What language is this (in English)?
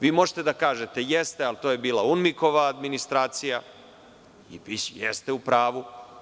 Serbian